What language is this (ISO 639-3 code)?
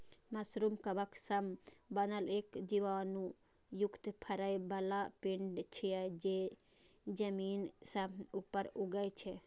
mai